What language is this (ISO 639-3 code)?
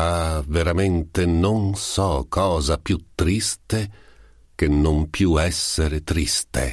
ita